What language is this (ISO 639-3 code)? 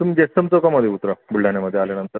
mar